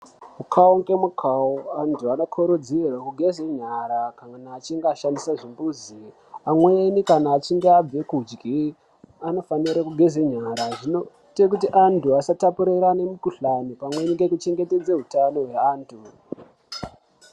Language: Ndau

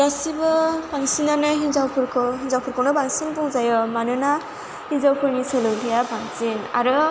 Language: Bodo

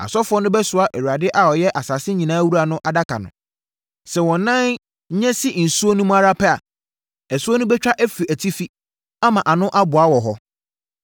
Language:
Akan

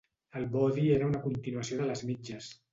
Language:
Catalan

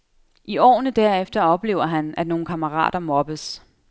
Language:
Danish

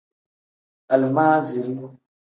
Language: Tem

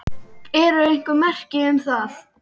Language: Icelandic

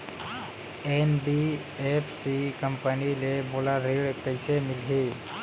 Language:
Chhattisgarhi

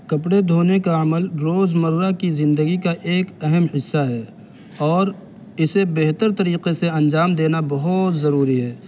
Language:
Urdu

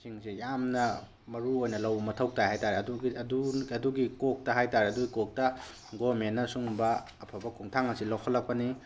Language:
Manipuri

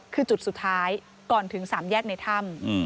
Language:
Thai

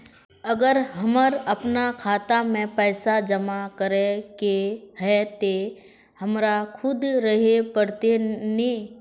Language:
Magahi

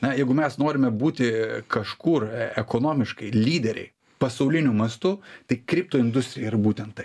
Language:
Lithuanian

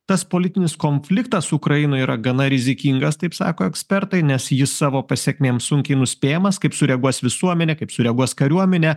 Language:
Lithuanian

